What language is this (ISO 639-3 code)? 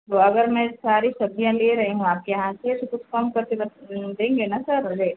hin